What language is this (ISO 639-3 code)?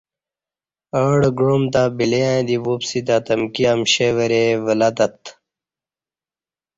bsh